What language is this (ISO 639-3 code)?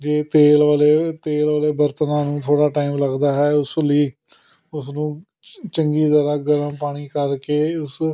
pan